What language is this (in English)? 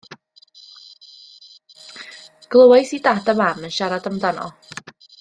Welsh